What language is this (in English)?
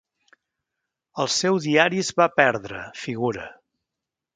Catalan